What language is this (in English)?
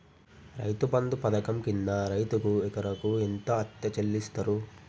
Telugu